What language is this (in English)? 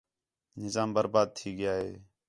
Khetrani